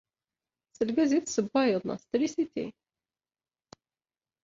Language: Kabyle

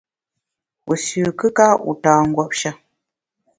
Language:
Bamun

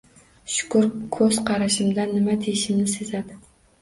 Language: Uzbek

